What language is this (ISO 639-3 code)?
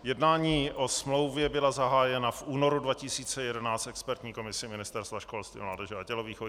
ces